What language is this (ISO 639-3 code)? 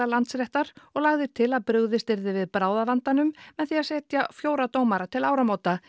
isl